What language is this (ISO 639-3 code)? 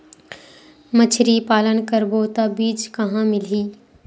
hne